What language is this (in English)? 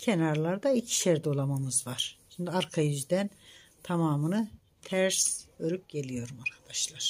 Turkish